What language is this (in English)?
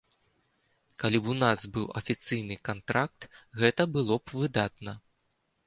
Belarusian